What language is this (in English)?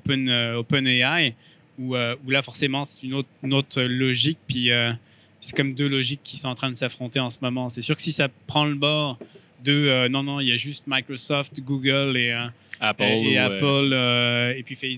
French